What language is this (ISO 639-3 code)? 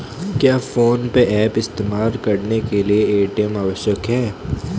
hin